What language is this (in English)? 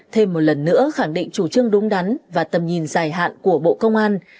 Vietnamese